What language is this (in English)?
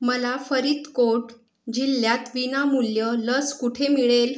Marathi